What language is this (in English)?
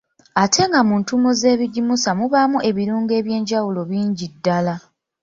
Ganda